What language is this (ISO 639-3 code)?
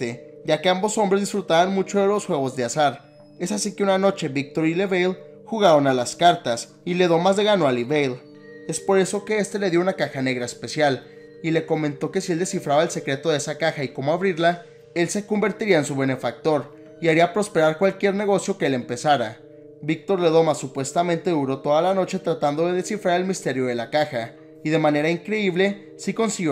spa